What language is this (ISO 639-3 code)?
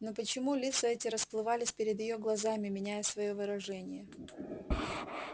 rus